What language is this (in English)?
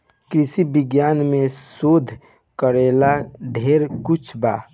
Bhojpuri